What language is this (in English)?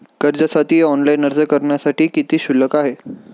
Marathi